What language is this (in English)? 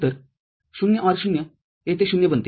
Marathi